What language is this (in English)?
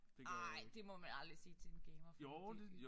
Danish